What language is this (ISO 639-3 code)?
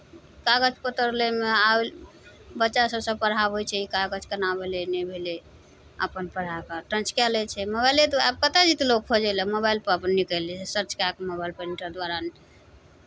mai